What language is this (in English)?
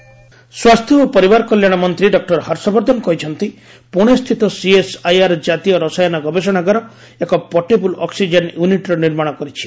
Odia